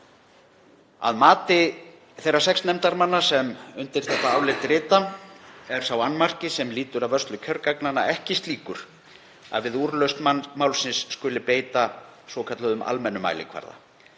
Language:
Icelandic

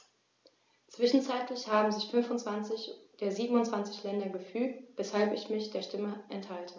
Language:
German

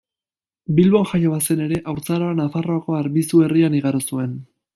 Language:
Basque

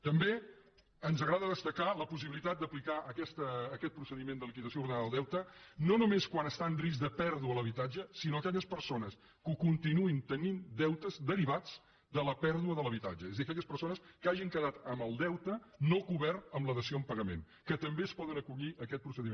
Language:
Catalan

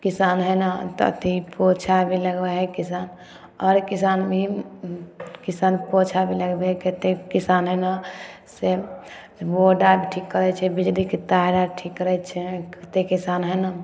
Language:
Maithili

